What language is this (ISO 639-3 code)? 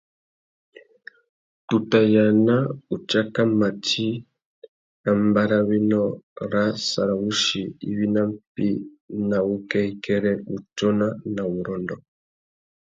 bag